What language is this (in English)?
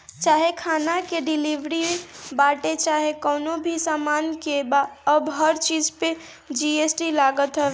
Bhojpuri